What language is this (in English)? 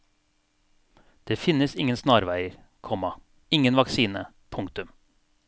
Norwegian